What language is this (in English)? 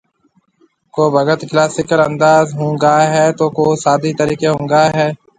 Marwari (Pakistan)